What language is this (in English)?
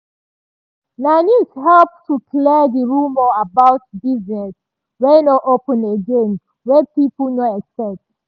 Nigerian Pidgin